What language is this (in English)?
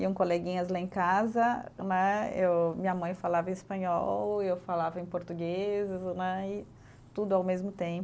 Portuguese